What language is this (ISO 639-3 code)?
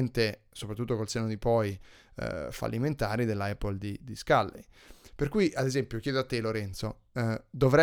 ita